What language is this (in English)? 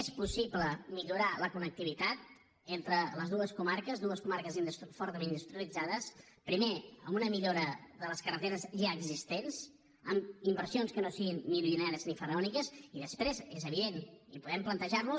Catalan